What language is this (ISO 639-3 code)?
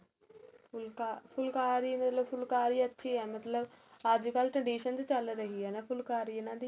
pan